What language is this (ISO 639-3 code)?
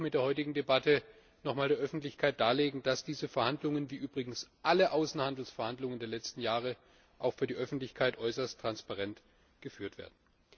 deu